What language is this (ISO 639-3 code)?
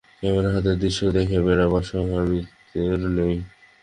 ben